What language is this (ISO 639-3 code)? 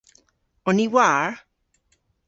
cor